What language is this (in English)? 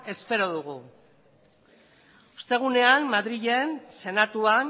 Basque